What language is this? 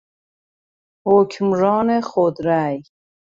Persian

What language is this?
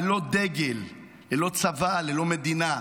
Hebrew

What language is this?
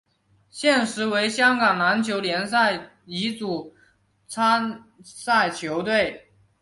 Chinese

